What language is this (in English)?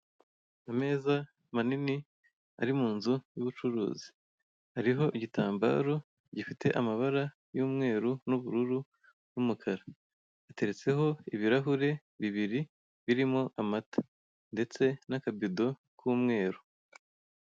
Kinyarwanda